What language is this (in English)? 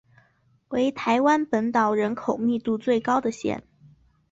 Chinese